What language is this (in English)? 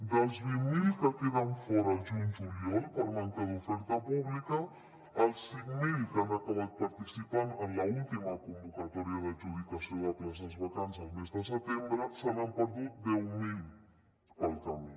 Catalan